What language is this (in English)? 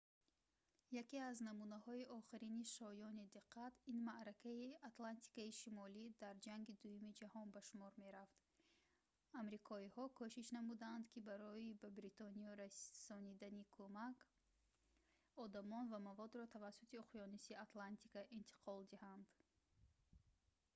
Tajik